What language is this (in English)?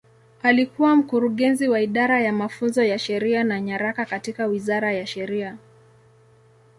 Swahili